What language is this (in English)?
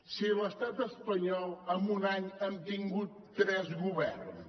Catalan